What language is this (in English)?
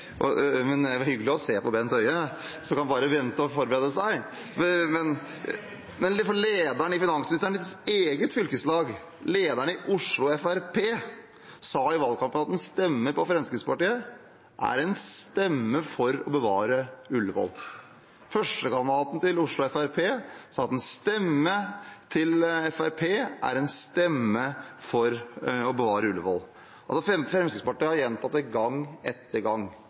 Norwegian Bokmål